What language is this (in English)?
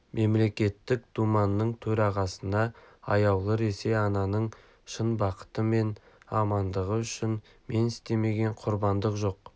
Kazakh